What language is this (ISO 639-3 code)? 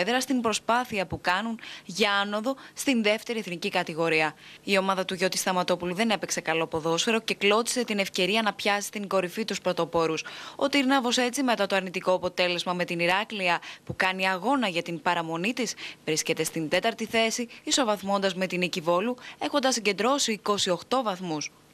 ell